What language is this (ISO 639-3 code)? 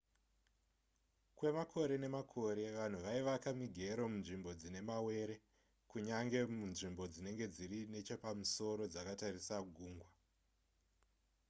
sna